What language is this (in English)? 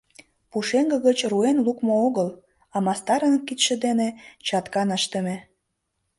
Mari